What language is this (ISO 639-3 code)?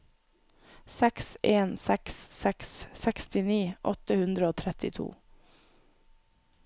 nor